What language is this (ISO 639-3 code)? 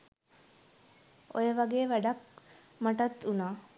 sin